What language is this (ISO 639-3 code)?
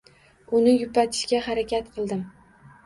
uzb